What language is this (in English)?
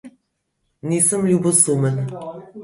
Slovenian